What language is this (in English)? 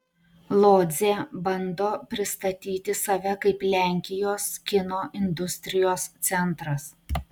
Lithuanian